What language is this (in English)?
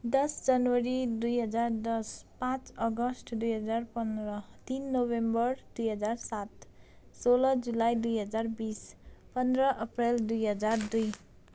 Nepali